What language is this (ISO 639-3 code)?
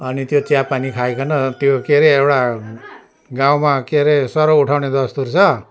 nep